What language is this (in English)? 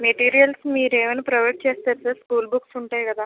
Telugu